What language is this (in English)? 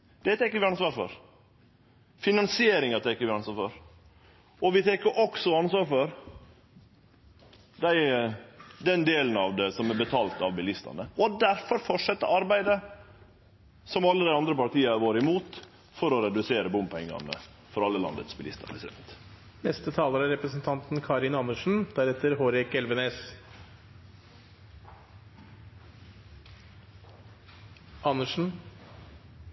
Norwegian